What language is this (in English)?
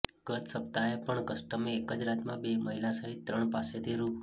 Gujarati